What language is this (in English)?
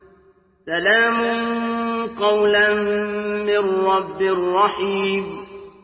Arabic